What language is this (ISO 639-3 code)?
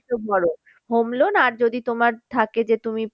ben